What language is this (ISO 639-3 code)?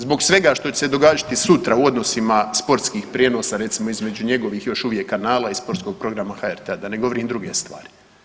hrv